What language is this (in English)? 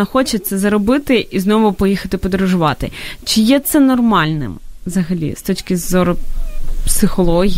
Ukrainian